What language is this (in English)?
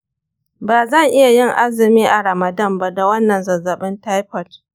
Hausa